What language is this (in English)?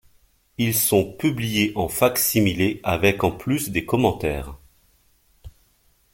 French